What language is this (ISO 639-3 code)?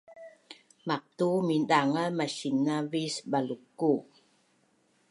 bnn